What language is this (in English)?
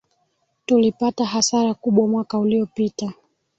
Swahili